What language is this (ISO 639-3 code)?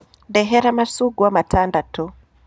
kik